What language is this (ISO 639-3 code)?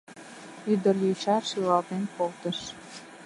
chm